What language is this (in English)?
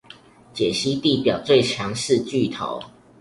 Chinese